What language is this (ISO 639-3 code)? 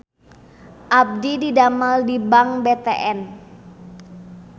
sun